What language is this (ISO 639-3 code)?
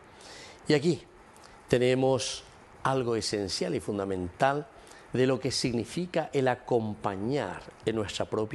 spa